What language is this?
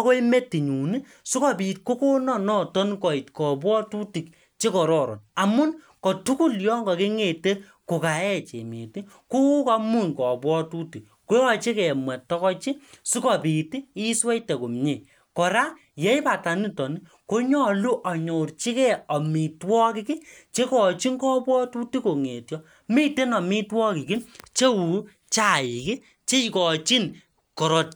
Kalenjin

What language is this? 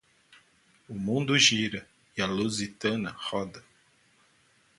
Portuguese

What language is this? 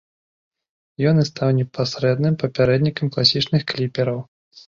Belarusian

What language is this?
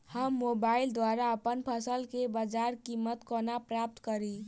Maithili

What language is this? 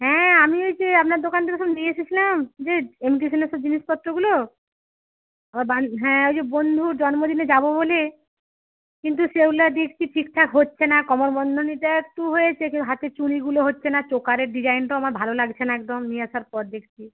Bangla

